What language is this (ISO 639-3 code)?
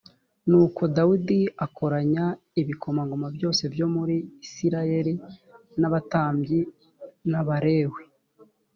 kin